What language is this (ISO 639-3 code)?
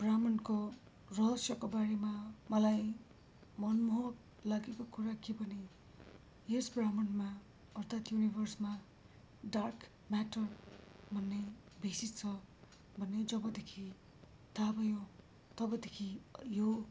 nep